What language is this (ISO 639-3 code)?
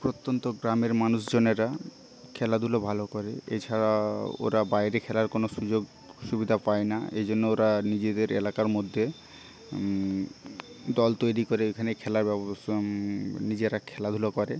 ben